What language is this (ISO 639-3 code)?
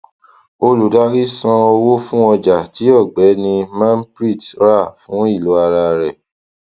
yor